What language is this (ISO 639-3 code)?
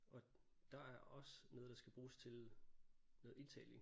dan